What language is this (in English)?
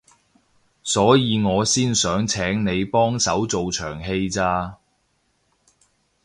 Cantonese